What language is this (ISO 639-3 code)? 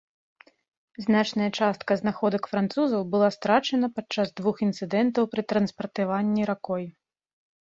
bel